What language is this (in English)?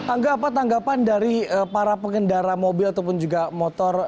Indonesian